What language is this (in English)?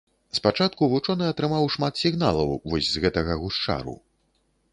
Belarusian